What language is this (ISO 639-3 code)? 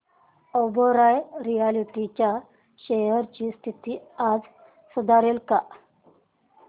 mar